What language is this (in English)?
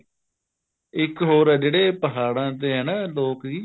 Punjabi